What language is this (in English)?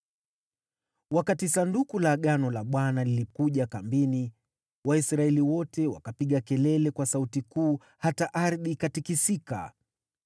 Swahili